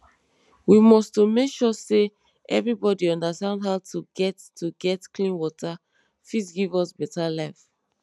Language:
Nigerian Pidgin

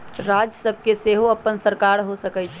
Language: Magahi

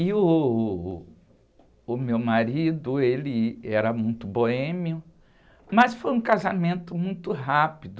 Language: Portuguese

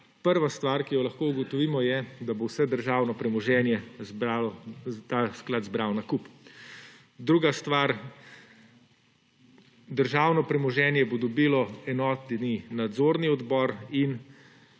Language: Slovenian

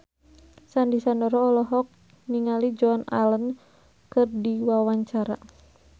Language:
Sundanese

